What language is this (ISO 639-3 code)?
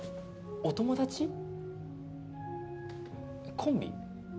jpn